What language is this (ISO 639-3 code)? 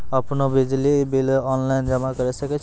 mai